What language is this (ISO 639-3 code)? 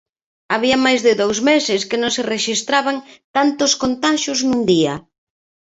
glg